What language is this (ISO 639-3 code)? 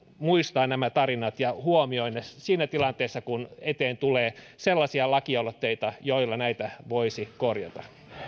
fin